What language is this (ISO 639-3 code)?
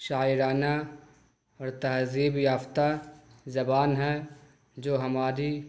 urd